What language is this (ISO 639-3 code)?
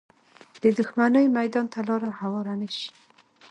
pus